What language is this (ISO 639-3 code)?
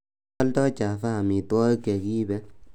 kln